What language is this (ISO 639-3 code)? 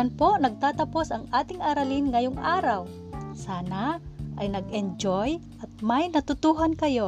fil